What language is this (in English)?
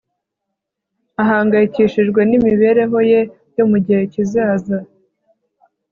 Kinyarwanda